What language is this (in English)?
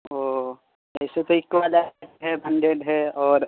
Urdu